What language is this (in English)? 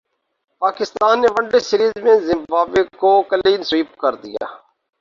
Urdu